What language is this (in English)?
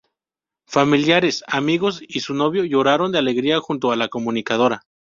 Spanish